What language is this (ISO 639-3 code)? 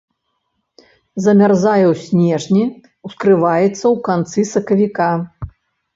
bel